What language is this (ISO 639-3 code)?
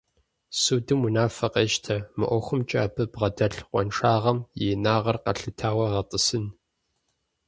kbd